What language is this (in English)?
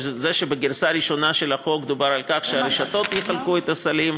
Hebrew